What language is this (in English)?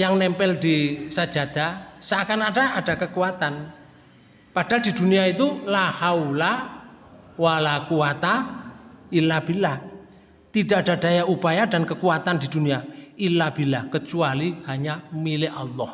Indonesian